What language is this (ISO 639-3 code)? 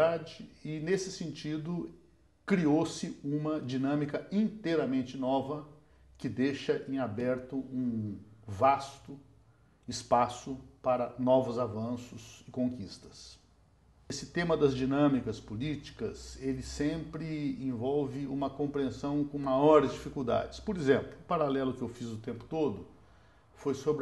por